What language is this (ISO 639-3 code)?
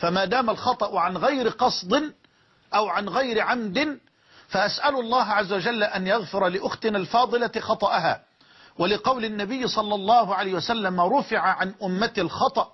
ara